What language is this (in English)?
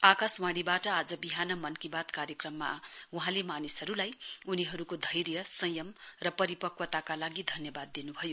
Nepali